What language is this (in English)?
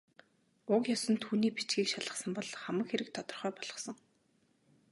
Mongolian